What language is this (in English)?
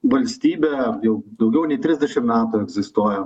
Lithuanian